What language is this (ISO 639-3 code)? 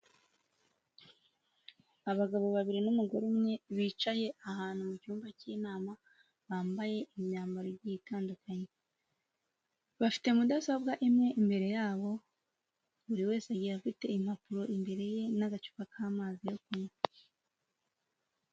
kin